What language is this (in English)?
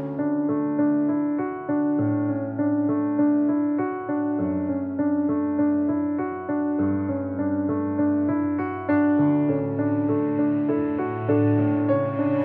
Thai